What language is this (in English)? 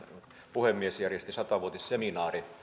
Finnish